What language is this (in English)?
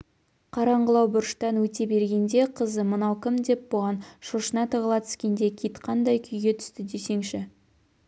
Kazakh